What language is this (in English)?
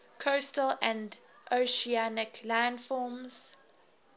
English